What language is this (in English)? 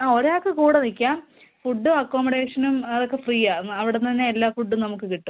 Malayalam